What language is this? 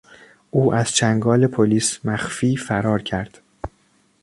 Persian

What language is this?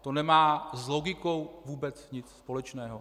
Czech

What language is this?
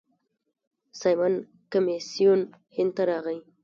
Pashto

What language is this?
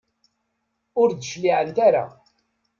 Kabyle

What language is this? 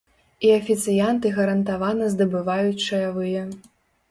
Belarusian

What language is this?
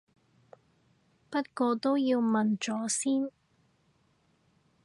Cantonese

